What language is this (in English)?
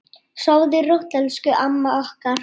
Icelandic